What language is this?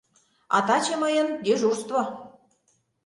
Mari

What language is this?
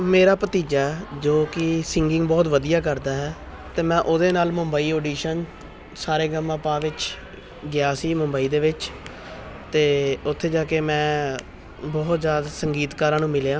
Punjabi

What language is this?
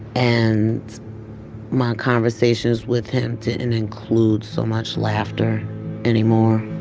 English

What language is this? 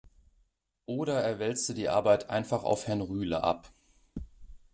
German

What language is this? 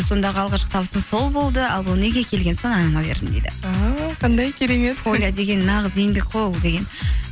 Kazakh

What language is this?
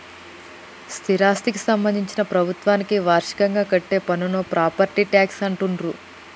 Telugu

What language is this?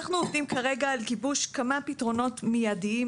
Hebrew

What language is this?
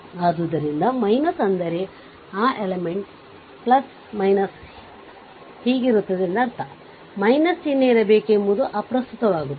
Kannada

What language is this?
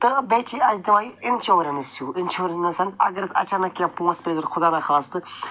Kashmiri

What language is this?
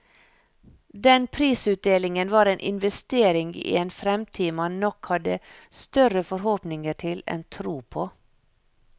Norwegian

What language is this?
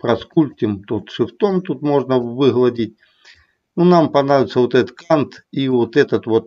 Russian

